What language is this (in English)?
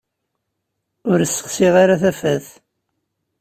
Kabyle